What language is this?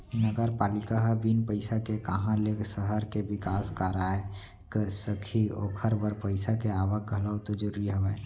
Chhattisgarhi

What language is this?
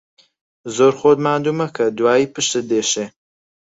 Central Kurdish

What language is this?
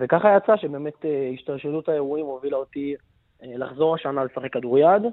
Hebrew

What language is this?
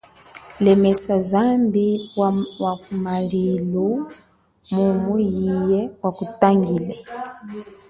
Chokwe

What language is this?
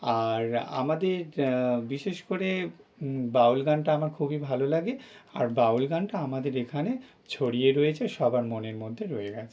Bangla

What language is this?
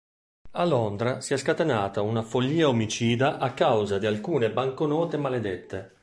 Italian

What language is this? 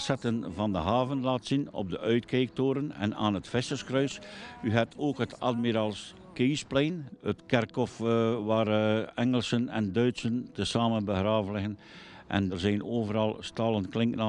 Dutch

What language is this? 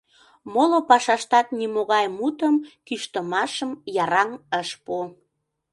Mari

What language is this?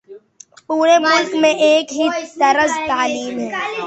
Urdu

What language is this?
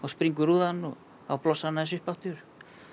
Icelandic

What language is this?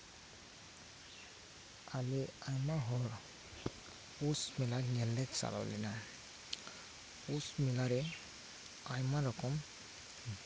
Santali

